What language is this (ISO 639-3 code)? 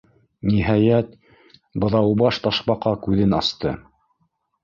bak